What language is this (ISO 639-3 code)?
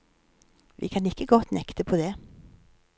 nor